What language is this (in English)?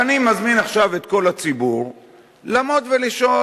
Hebrew